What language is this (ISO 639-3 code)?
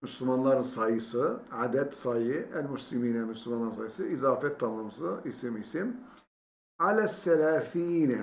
tur